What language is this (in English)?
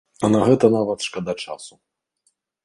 Belarusian